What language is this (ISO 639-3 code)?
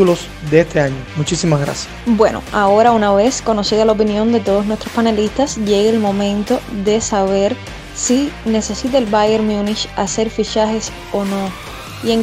spa